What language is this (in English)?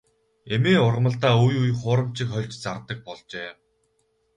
Mongolian